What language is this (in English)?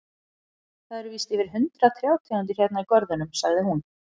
Icelandic